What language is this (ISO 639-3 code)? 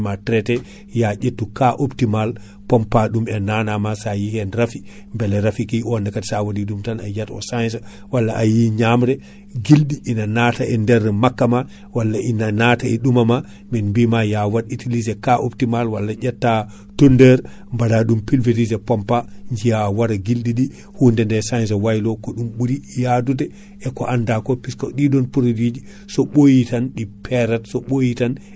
ful